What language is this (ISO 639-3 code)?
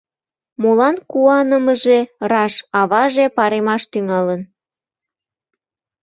chm